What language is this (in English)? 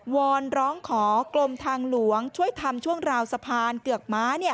Thai